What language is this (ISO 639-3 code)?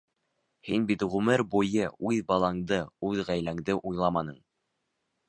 bak